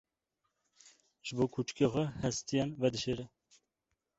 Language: Kurdish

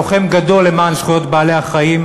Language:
Hebrew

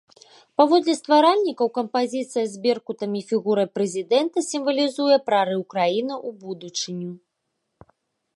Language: Belarusian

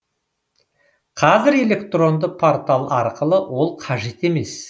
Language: Kazakh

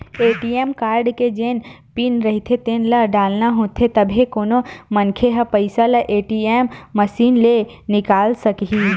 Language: Chhattisgarhi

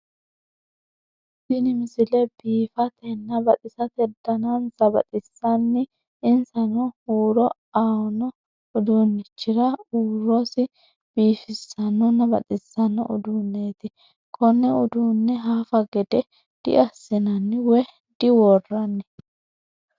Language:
Sidamo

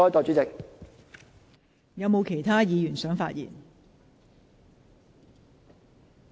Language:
Cantonese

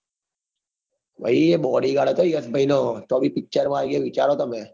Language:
Gujarati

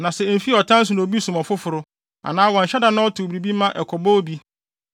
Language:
Akan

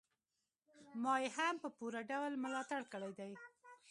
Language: Pashto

